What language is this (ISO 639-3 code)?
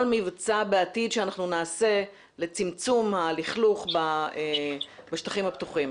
heb